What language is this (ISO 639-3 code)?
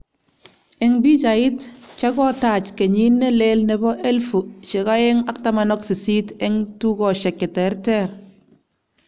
kln